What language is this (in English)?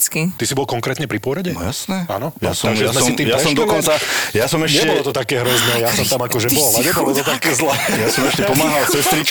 Slovak